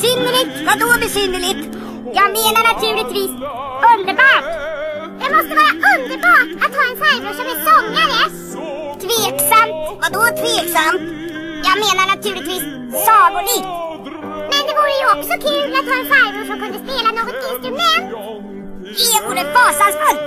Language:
Swedish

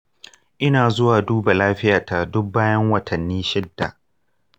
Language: Hausa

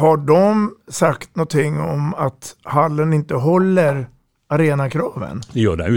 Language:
Swedish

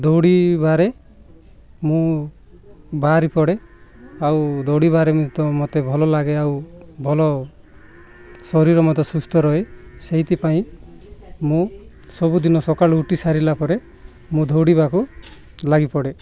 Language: Odia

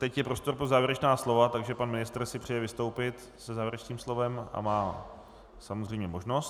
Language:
Czech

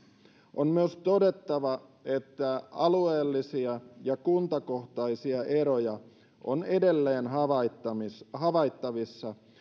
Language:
Finnish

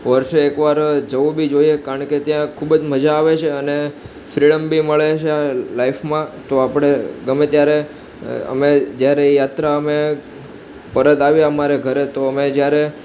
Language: Gujarati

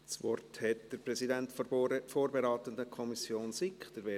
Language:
Swiss German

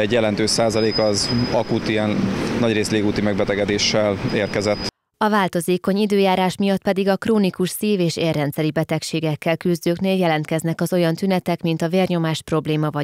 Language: Hungarian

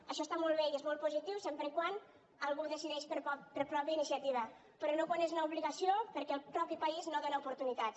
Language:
Catalan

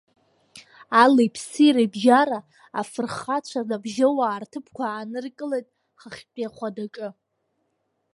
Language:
Abkhazian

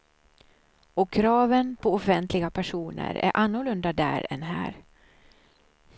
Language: Swedish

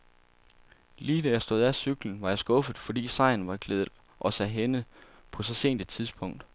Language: Danish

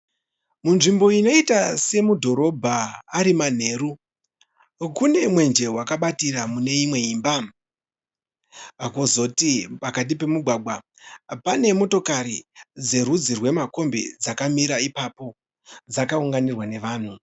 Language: Shona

